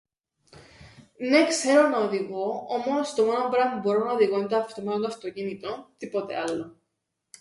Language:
Greek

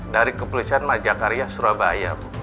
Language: Indonesian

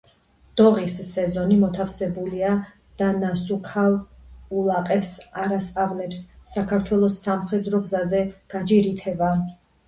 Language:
Georgian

